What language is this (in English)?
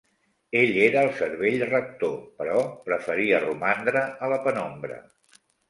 Catalan